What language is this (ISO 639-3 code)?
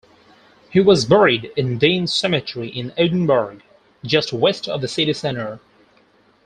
eng